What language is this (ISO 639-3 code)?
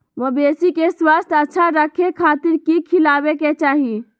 mag